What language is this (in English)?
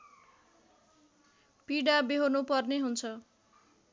Nepali